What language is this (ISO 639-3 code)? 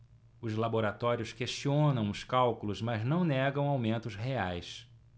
por